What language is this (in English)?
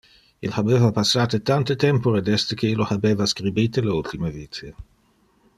Interlingua